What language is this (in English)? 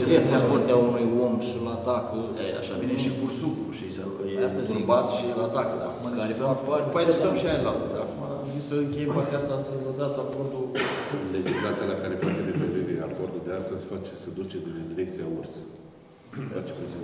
Romanian